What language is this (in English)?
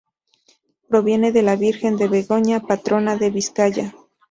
Spanish